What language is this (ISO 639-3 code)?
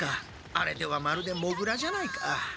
jpn